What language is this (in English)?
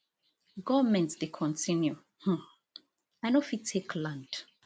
Nigerian Pidgin